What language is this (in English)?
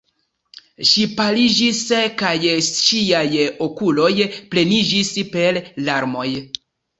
Esperanto